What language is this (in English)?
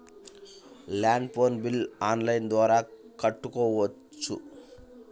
Telugu